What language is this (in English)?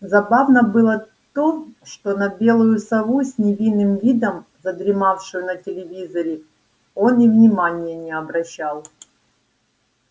Russian